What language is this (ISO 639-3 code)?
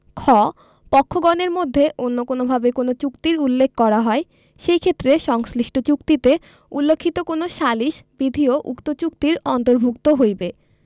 ben